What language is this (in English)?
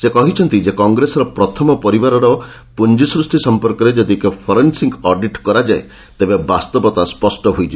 Odia